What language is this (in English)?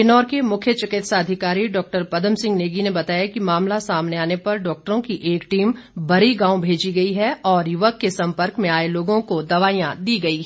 Hindi